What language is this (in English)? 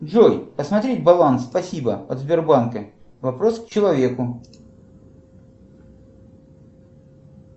Russian